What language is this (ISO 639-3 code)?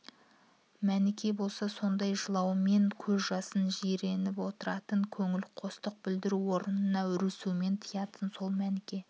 kaz